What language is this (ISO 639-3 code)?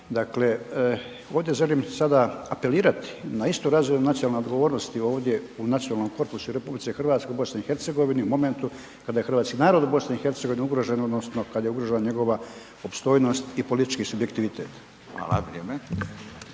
hrv